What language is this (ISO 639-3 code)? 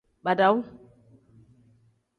kdh